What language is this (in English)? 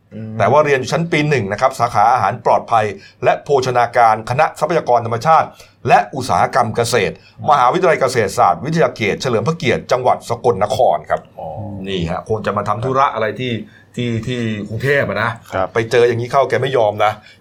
Thai